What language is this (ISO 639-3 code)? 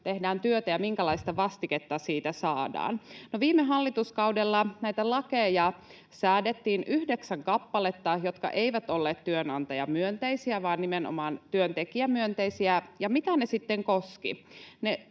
fin